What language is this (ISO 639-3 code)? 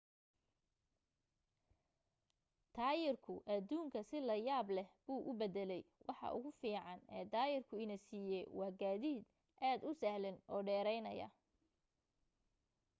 som